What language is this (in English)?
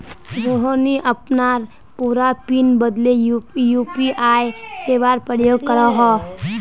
Magahi